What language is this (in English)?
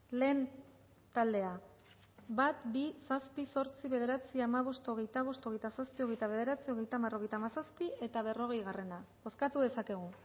Basque